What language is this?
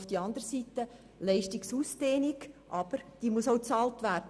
Swiss German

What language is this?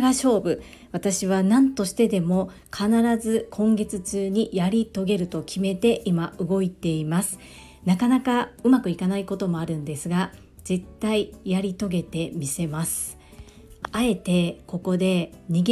Japanese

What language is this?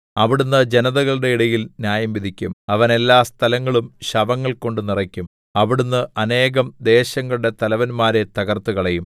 Malayalam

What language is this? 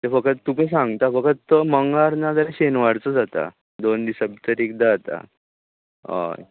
Konkani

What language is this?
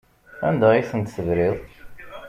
Kabyle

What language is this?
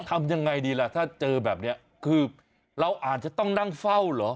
Thai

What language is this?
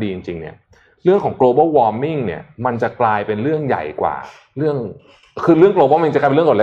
Thai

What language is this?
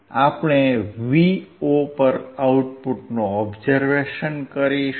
Gujarati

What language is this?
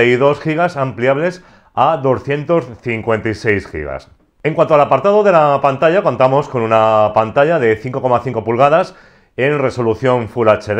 Spanish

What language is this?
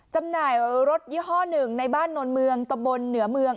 Thai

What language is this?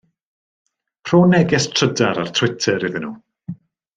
Welsh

